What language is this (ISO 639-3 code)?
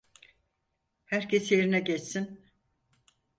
tur